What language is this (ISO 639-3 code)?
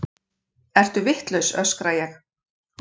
isl